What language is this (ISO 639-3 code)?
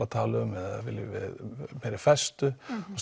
isl